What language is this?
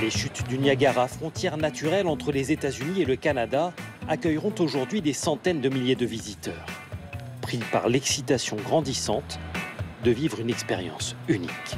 French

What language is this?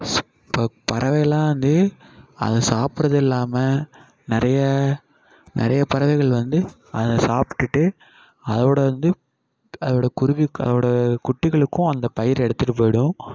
Tamil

